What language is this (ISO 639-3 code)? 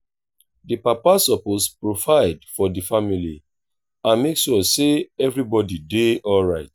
pcm